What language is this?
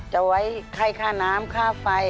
Thai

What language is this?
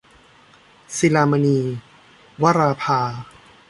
Thai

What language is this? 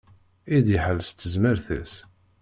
Kabyle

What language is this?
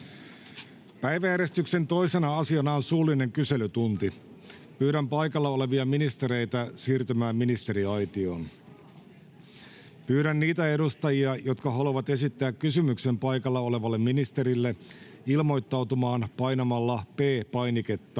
Finnish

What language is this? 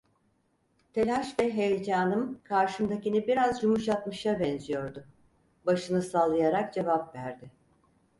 Turkish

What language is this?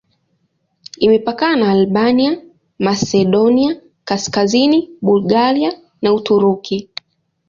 Swahili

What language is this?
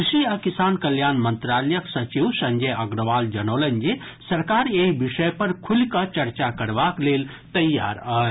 Maithili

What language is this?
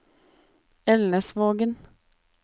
Norwegian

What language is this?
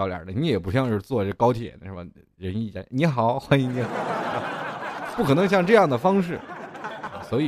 Chinese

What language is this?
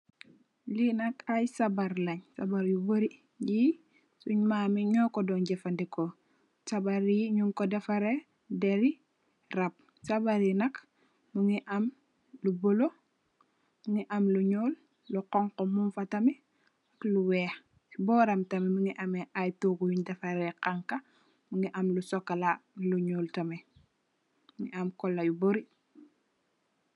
Wolof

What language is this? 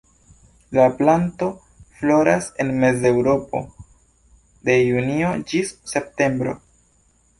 Esperanto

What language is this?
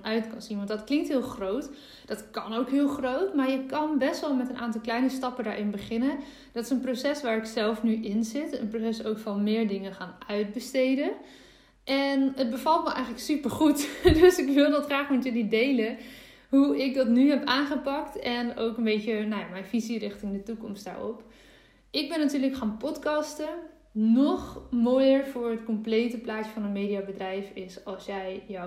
Dutch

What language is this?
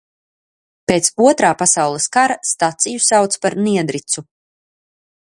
Latvian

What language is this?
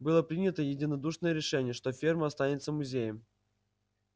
Russian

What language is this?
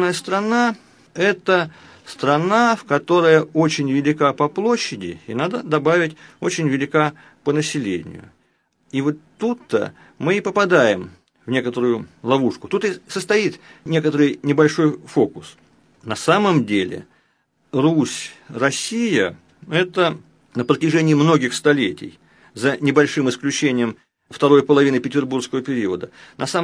Russian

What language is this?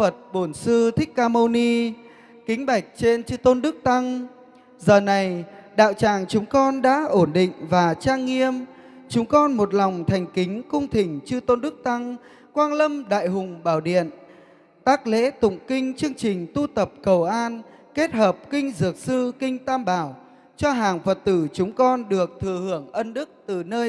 Vietnamese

